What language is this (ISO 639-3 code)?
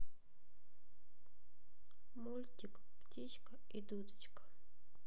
rus